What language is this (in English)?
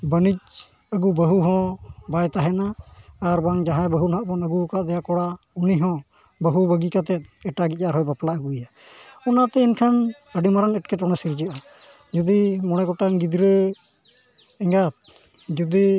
Santali